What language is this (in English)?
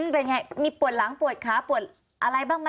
Thai